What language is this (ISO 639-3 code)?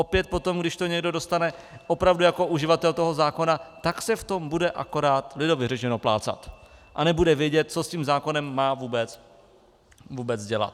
ces